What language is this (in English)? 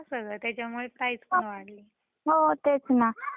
Marathi